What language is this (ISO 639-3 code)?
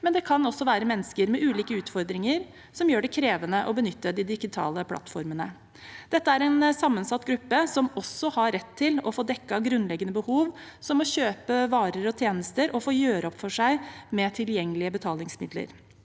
nor